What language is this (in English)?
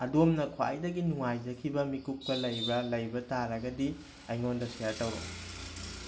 Manipuri